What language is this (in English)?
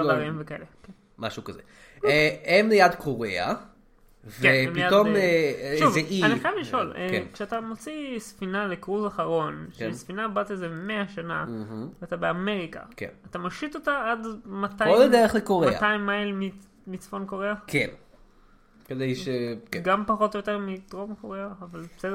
Hebrew